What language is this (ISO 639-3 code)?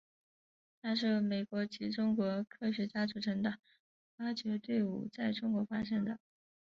zho